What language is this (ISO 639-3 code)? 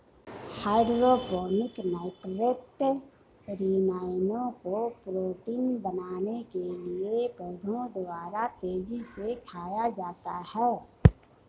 hin